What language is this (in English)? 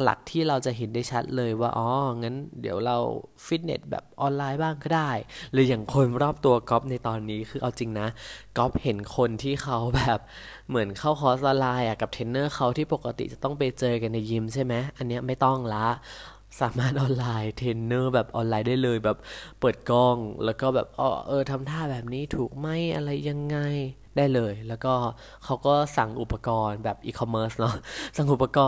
Thai